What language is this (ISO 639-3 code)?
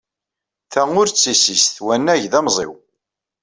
kab